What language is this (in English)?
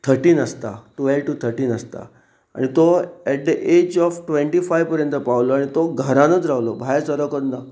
Konkani